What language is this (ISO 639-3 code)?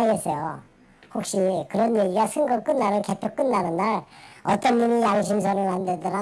kor